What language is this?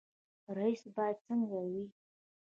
Pashto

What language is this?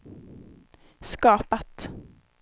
Swedish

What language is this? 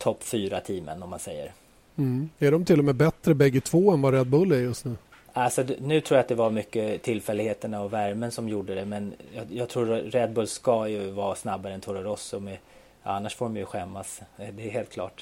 Swedish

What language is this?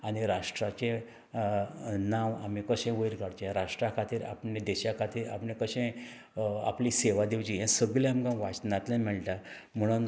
Konkani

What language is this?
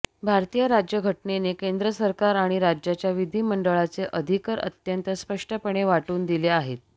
Marathi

